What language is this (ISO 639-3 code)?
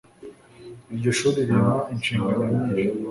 kin